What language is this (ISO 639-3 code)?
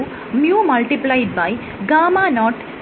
mal